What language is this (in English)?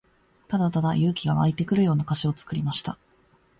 Japanese